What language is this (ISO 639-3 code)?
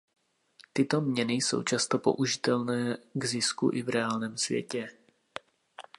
ces